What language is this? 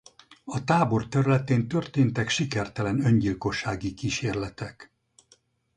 Hungarian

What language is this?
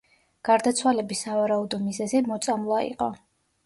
Georgian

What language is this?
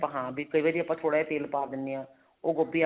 Punjabi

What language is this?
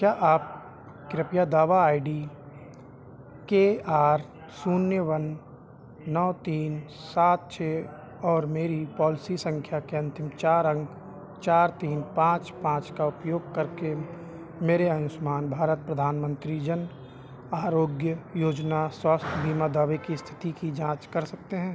Hindi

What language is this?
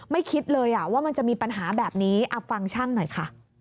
Thai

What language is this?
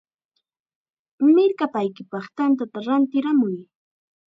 Chiquián Ancash Quechua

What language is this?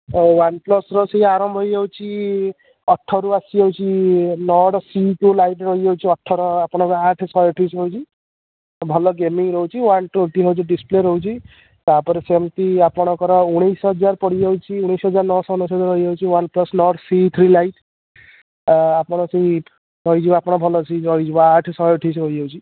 Odia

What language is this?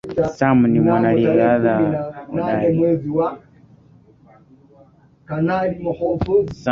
Swahili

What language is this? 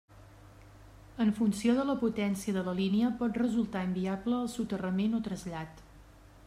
Catalan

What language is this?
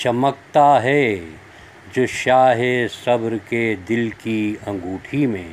Urdu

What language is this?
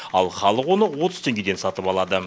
Kazakh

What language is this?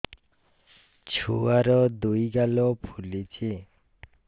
Odia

